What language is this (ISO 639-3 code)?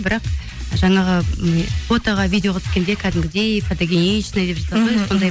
kaz